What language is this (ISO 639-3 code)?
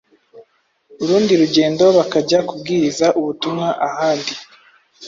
kin